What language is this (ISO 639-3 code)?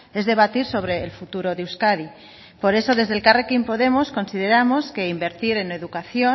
spa